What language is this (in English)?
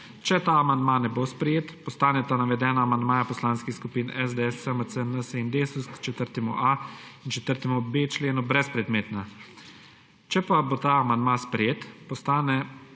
Slovenian